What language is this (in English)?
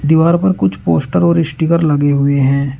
Hindi